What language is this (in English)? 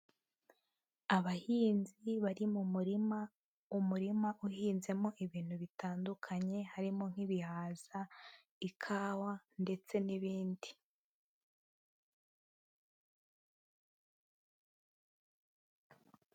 Kinyarwanda